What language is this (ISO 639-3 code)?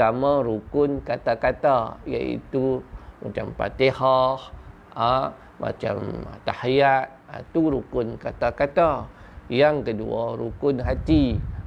msa